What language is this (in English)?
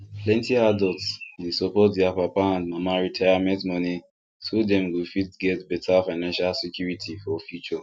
Nigerian Pidgin